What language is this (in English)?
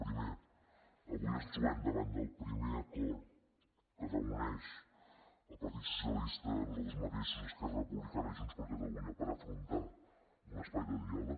Catalan